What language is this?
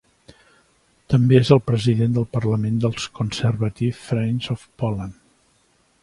Catalan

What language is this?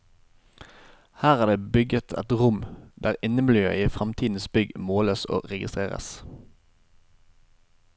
Norwegian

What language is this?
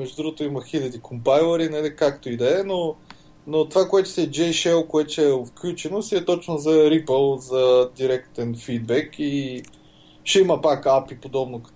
Bulgarian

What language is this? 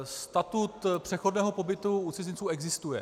Czech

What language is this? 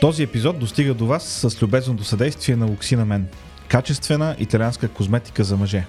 Bulgarian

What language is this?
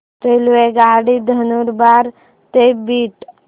Marathi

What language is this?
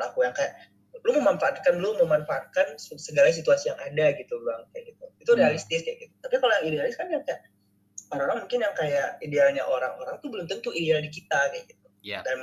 Indonesian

